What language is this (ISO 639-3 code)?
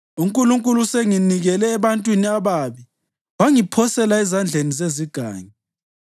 nde